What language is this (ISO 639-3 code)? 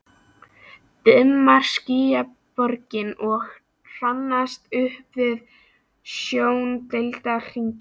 isl